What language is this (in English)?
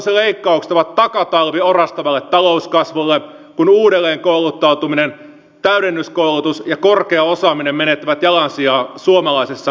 Finnish